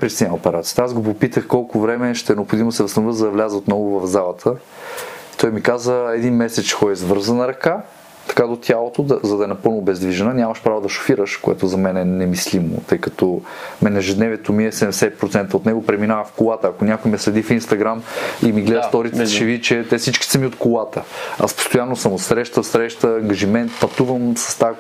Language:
Bulgarian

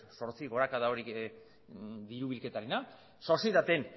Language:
Basque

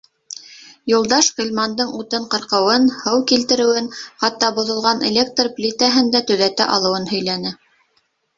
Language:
Bashkir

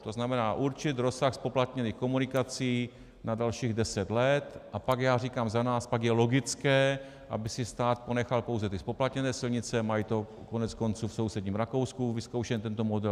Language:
Czech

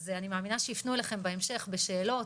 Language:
Hebrew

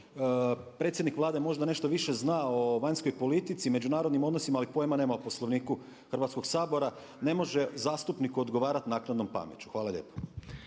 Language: Croatian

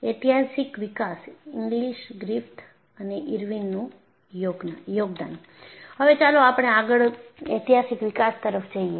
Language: Gujarati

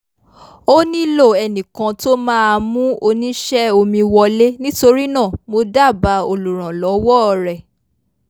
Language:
Yoruba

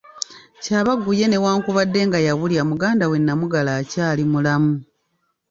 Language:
Ganda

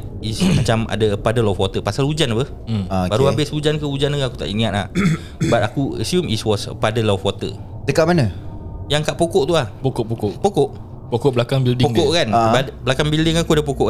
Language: Malay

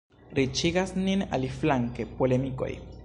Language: Esperanto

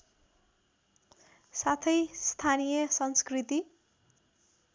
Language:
Nepali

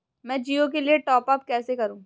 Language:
Hindi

